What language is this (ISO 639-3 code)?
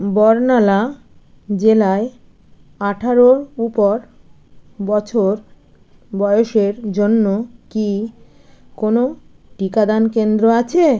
ben